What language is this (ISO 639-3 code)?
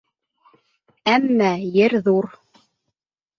bak